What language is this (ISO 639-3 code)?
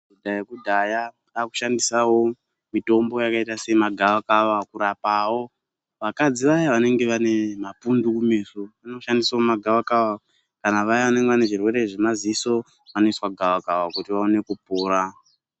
ndc